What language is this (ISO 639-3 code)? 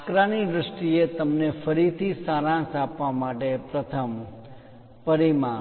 guj